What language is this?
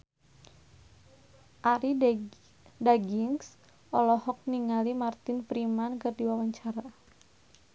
Sundanese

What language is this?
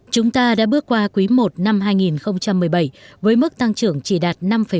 Vietnamese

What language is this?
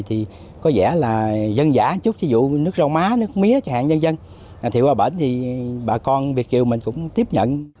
Vietnamese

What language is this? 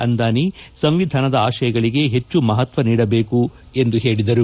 Kannada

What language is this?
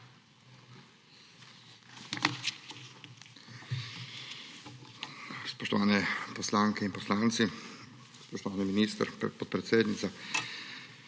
Slovenian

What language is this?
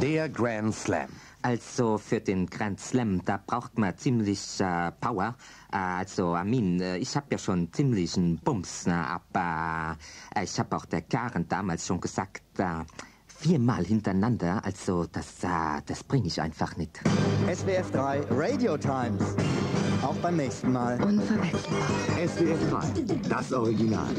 German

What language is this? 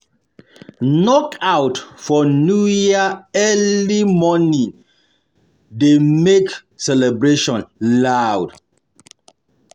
Nigerian Pidgin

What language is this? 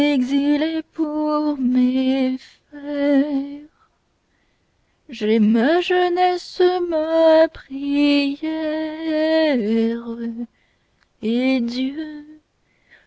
French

